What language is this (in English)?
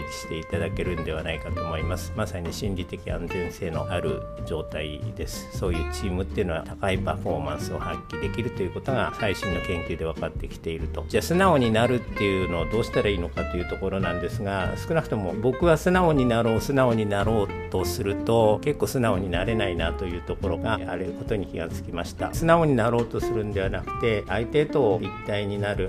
Japanese